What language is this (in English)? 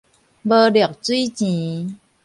Min Nan Chinese